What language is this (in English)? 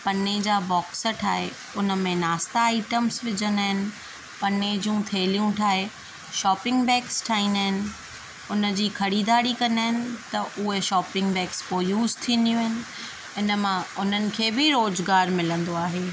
Sindhi